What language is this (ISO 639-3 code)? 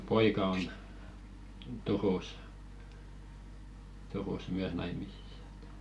fin